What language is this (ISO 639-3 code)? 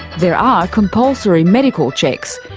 eng